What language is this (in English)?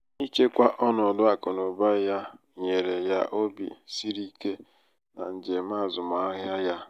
Igbo